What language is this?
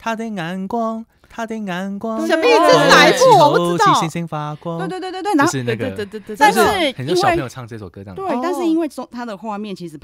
Chinese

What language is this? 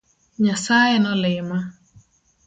Luo (Kenya and Tanzania)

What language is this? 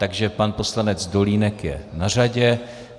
Czech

